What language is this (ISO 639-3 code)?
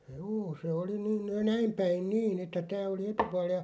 fin